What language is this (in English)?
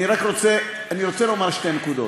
Hebrew